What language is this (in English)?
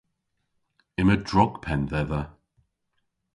Cornish